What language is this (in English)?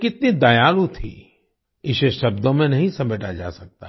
Hindi